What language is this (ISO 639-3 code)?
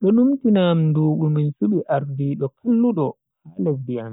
fui